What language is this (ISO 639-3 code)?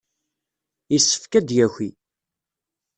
kab